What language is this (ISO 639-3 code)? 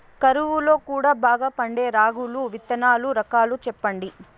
tel